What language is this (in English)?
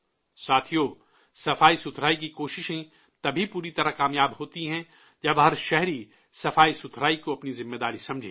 Urdu